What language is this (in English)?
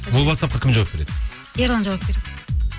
Kazakh